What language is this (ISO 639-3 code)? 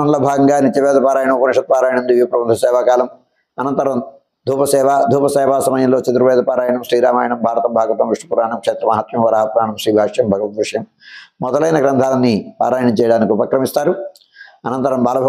tel